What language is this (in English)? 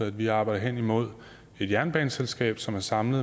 Danish